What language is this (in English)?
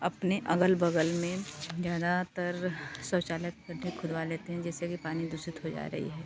Hindi